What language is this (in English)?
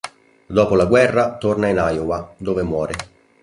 Italian